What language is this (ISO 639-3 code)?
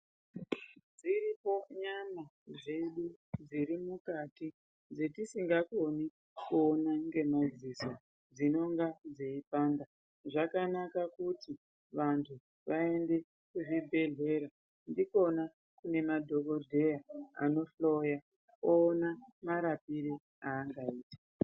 ndc